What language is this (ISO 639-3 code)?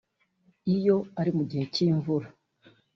kin